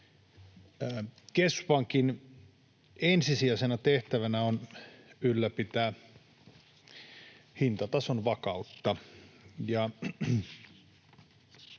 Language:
Finnish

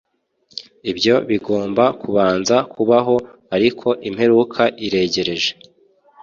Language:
Kinyarwanda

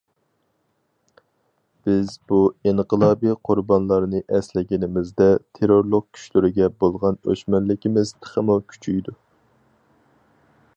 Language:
Uyghur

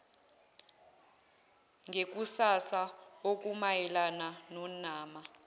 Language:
Zulu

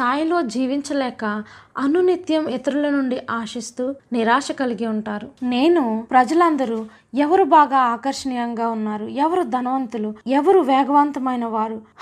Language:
Telugu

